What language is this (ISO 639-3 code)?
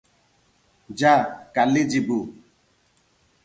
ori